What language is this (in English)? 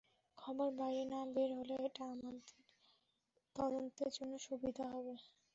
Bangla